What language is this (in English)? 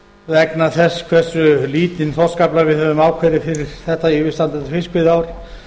Icelandic